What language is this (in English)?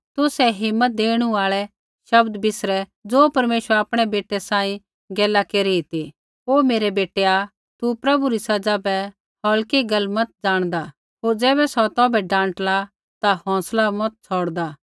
Kullu Pahari